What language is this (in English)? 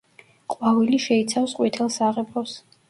Georgian